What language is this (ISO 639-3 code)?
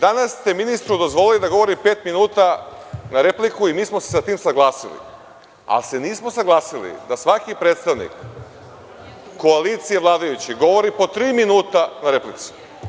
srp